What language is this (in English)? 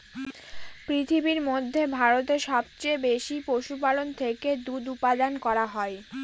Bangla